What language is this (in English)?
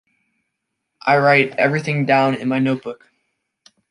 English